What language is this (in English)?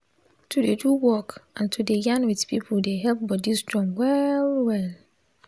Nigerian Pidgin